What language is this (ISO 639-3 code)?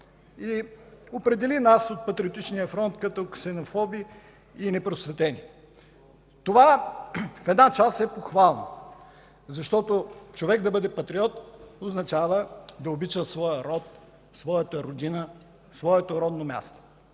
bul